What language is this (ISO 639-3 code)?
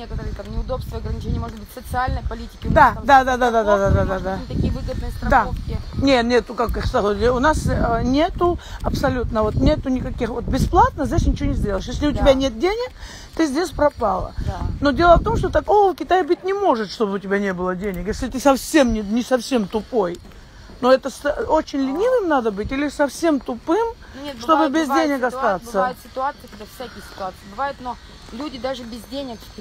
rus